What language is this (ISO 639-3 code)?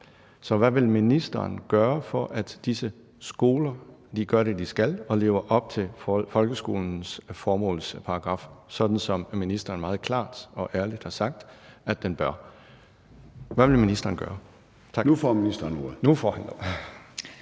dan